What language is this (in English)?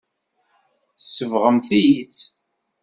Kabyle